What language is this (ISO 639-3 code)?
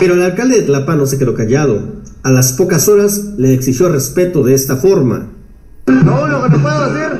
spa